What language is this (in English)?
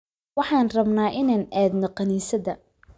Somali